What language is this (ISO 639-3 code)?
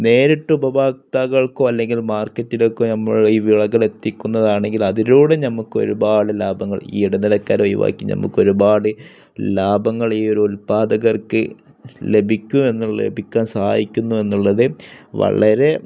mal